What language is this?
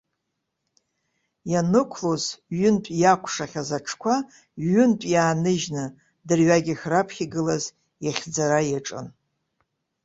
Abkhazian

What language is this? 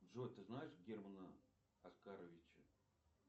Russian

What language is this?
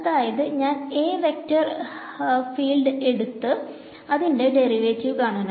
Malayalam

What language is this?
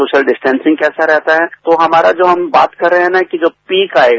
Hindi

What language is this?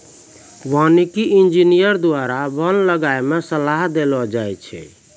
Maithili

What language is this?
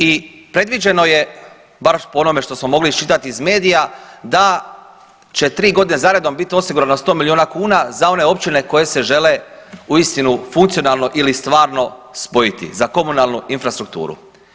Croatian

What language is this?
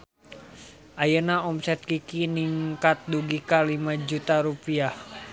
Sundanese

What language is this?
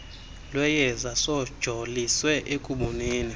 Xhosa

